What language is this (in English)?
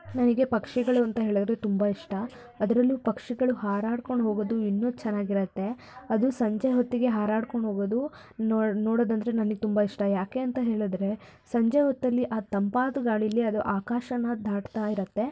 Kannada